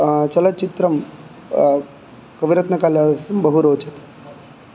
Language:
Sanskrit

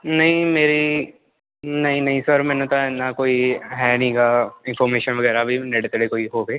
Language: Punjabi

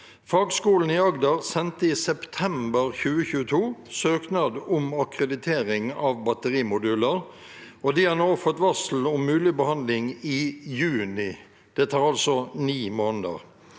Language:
Norwegian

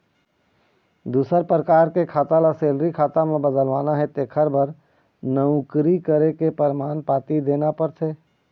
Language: Chhattisgarhi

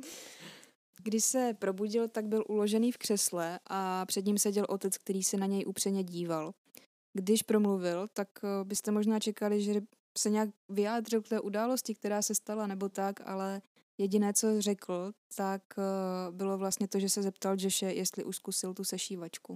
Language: Czech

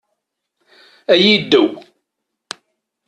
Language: Kabyle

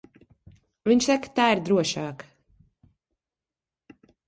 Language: Latvian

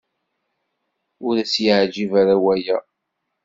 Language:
Kabyle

